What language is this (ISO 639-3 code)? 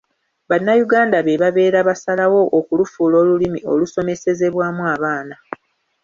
lug